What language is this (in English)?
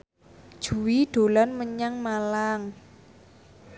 Javanese